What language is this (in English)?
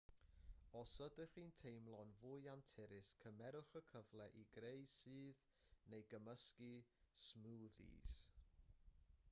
Welsh